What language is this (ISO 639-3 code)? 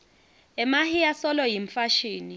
ssw